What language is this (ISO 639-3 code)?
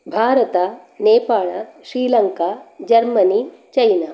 san